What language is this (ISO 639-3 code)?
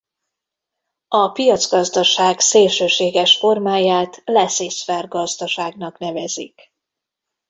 hun